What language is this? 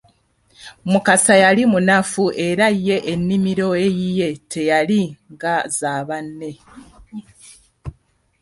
Ganda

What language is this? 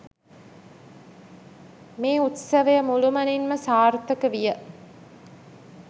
Sinhala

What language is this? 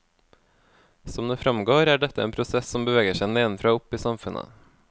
Norwegian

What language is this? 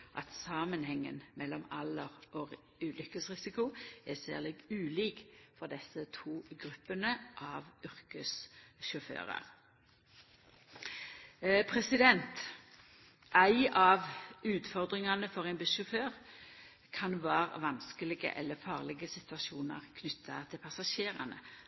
Norwegian Nynorsk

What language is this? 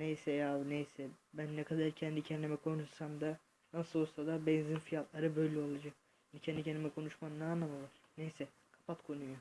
Turkish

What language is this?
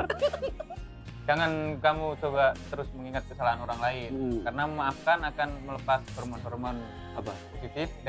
Indonesian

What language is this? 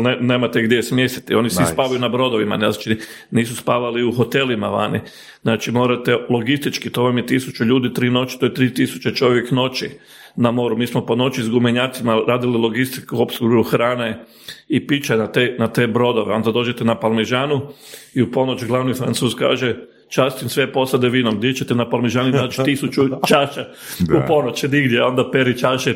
Croatian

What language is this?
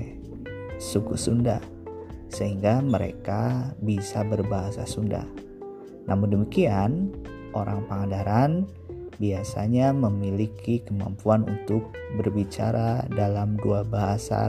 Indonesian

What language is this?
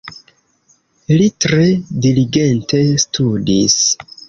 Esperanto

